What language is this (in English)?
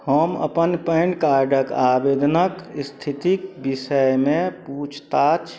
Maithili